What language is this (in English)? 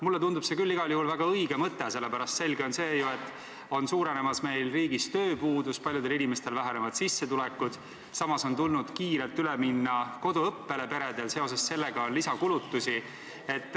Estonian